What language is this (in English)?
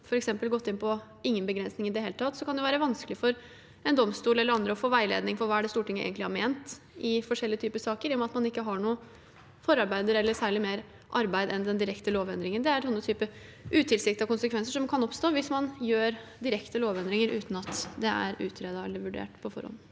Norwegian